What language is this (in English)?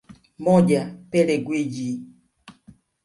Swahili